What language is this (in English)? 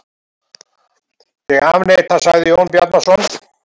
Icelandic